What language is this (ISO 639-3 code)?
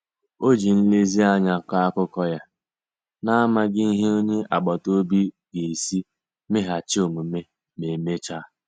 ibo